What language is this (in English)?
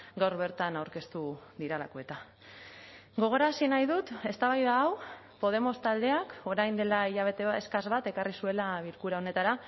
Basque